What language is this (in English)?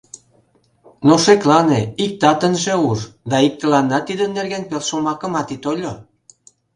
Mari